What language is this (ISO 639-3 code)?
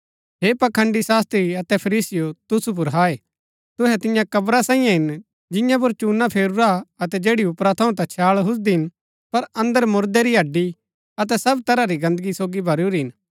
gbk